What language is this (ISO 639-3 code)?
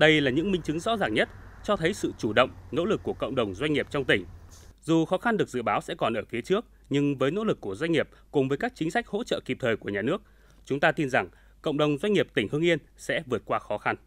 vie